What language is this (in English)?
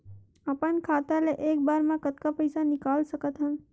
Chhattisgarhi